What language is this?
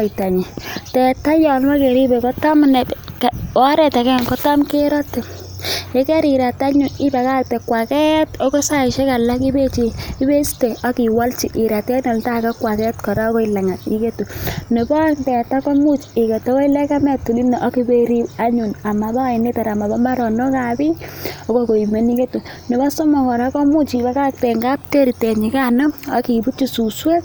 Kalenjin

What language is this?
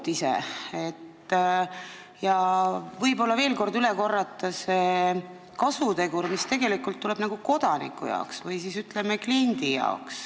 Estonian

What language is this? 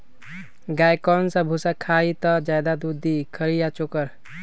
Magahi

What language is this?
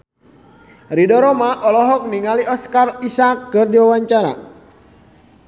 Sundanese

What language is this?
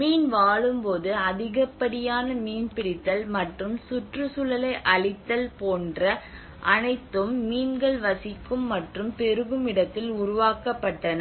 Tamil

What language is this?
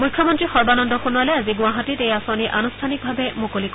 Assamese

